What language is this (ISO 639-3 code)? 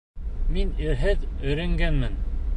bak